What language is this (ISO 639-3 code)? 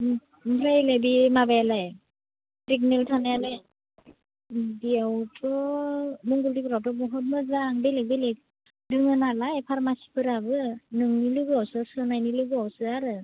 brx